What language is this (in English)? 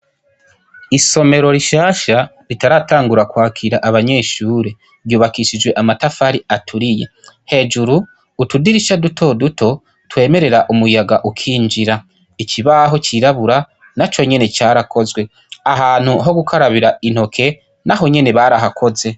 Rundi